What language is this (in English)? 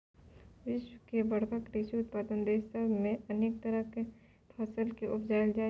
Maithili